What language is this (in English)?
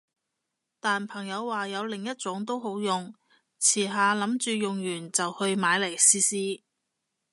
Cantonese